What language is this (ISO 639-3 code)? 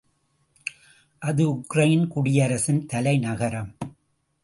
tam